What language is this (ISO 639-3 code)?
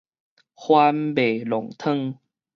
nan